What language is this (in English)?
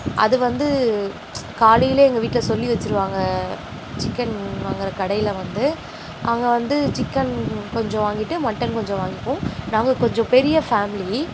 Tamil